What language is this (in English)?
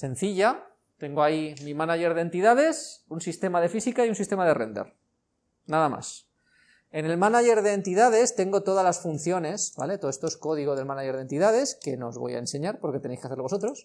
Spanish